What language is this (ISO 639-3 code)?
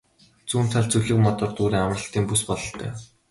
mon